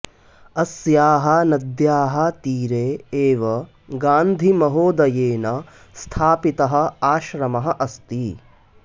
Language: Sanskrit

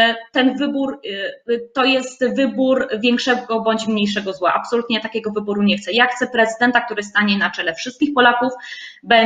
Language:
Polish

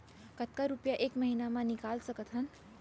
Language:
Chhattisgarhi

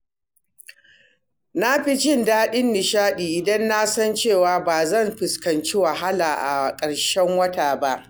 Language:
Hausa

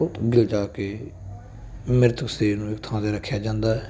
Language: Punjabi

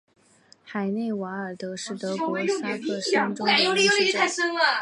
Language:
Chinese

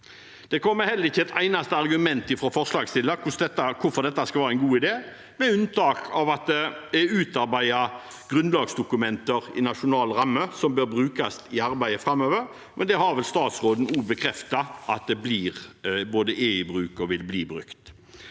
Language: Norwegian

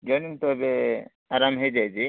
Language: Odia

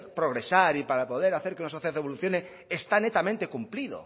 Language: Spanish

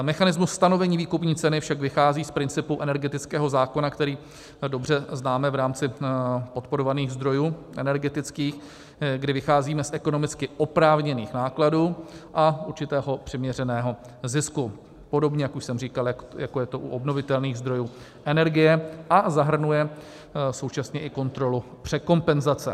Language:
Czech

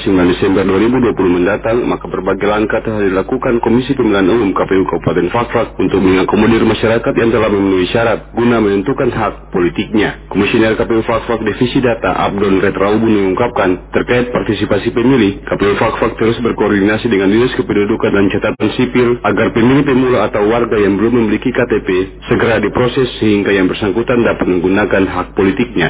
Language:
Indonesian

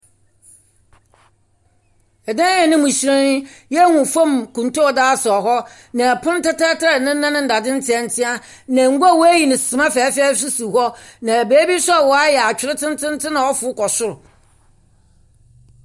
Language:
Akan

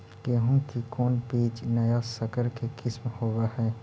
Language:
Magahi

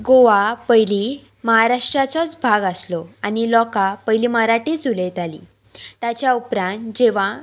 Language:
Konkani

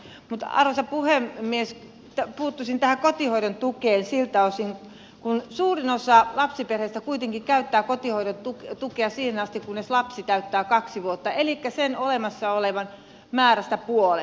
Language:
Finnish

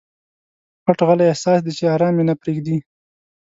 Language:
Pashto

